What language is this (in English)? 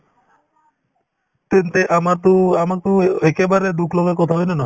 Assamese